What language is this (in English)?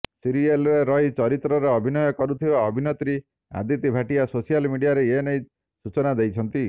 Odia